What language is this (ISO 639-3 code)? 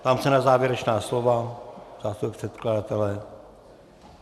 ces